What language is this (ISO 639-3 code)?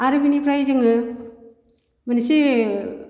brx